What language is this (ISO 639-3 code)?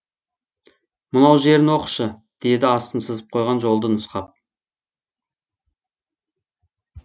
kaz